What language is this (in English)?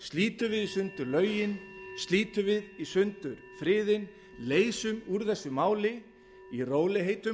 Icelandic